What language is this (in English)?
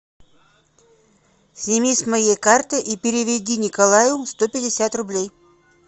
Russian